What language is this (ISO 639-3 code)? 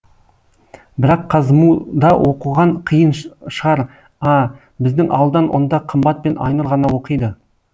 kaz